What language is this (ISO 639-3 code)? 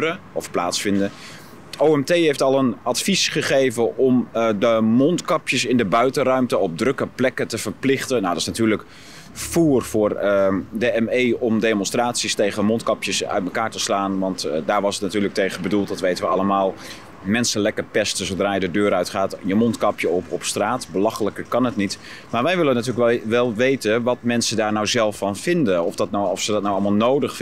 nld